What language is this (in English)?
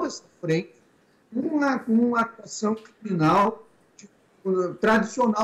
Portuguese